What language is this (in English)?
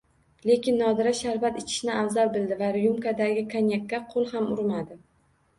Uzbek